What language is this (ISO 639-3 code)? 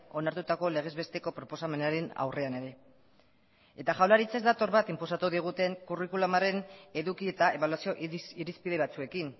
eus